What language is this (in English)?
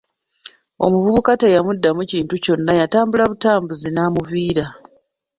Ganda